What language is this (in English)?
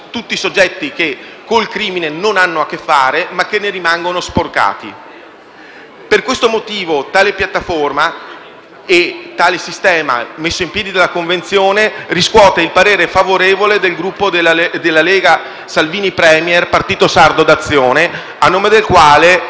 Italian